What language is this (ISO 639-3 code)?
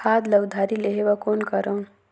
hne